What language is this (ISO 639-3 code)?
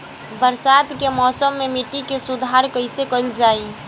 bho